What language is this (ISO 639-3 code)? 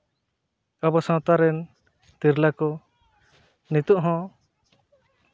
sat